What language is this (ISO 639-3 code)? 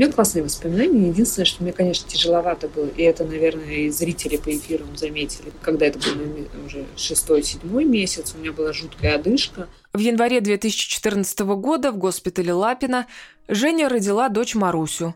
rus